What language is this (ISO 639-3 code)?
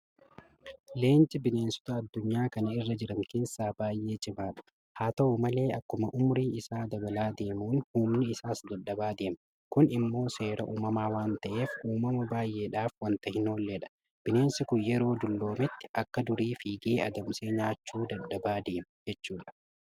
orm